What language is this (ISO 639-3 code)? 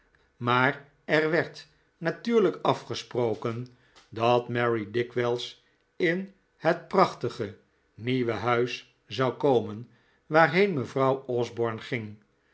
nld